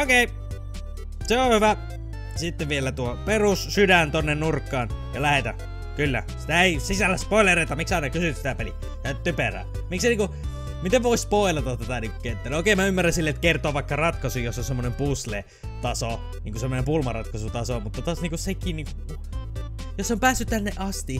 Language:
Finnish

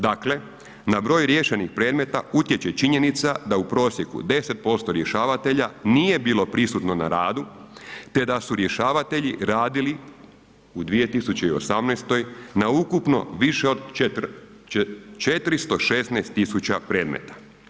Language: Croatian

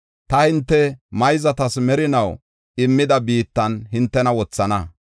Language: Gofa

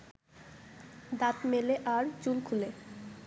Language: Bangla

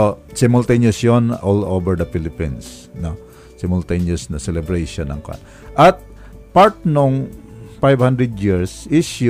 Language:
Filipino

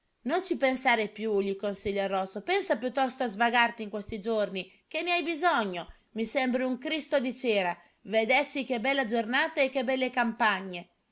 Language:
Italian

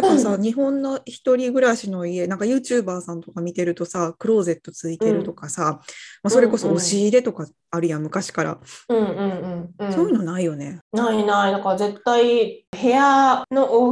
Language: Japanese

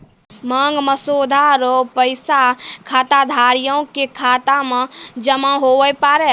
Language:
Maithili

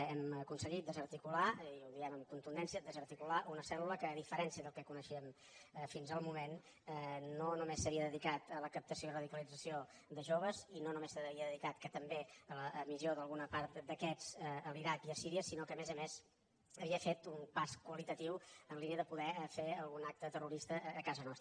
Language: Catalan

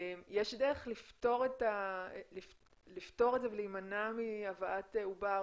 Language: Hebrew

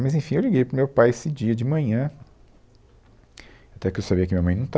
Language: Portuguese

